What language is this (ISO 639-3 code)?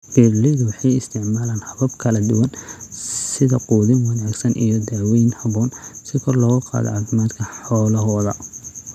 som